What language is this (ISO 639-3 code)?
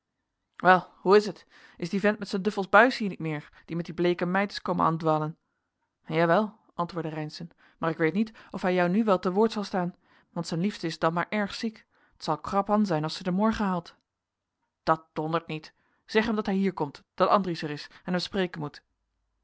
nld